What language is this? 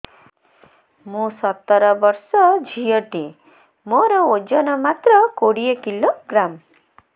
Odia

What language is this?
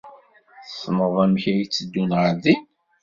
Kabyle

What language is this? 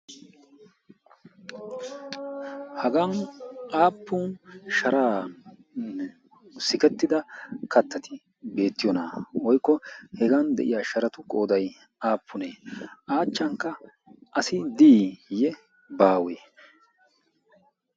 Wolaytta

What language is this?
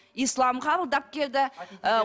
Kazakh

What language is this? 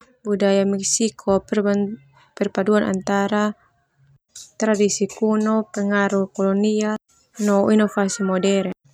Termanu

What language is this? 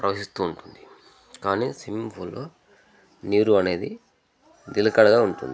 Telugu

